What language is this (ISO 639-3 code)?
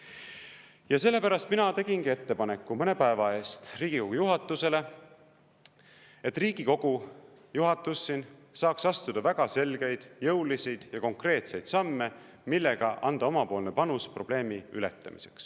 est